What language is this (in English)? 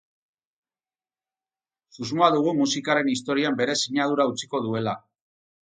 Basque